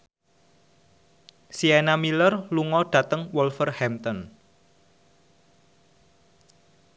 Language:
Javanese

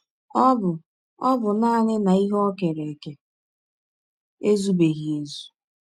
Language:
Igbo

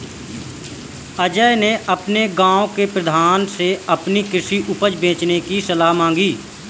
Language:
Hindi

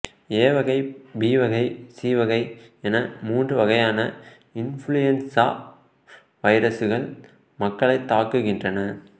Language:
Tamil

